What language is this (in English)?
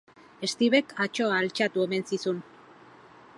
Basque